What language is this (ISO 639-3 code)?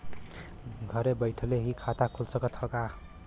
bho